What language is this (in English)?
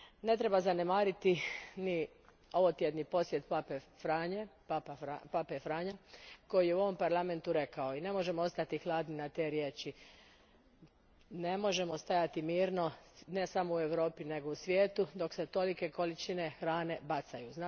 Croatian